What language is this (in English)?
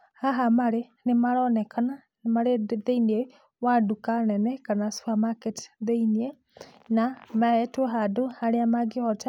Kikuyu